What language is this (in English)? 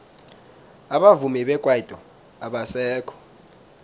South Ndebele